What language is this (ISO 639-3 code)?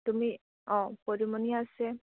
asm